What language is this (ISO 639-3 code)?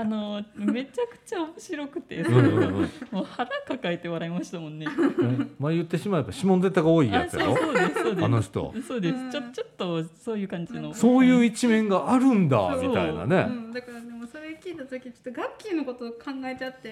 jpn